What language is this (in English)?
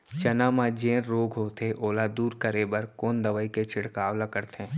Chhattisgarhi